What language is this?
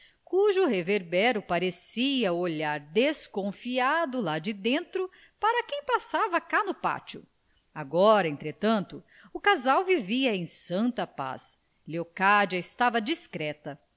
Portuguese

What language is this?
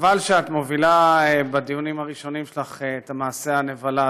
Hebrew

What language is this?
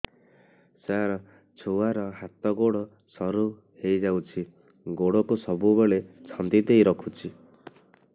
Odia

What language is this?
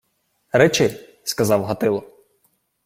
Ukrainian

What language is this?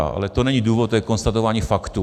Czech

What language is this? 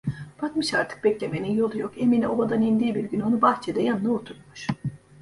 Turkish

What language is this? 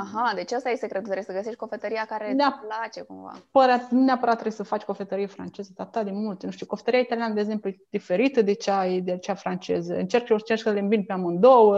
Romanian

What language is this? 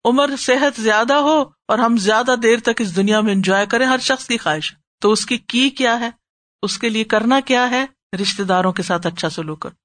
Urdu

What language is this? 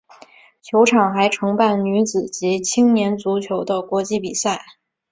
Chinese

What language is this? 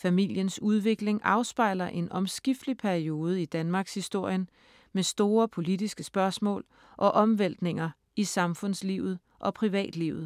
Danish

